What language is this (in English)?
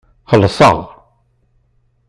Kabyle